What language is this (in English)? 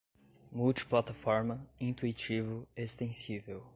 Portuguese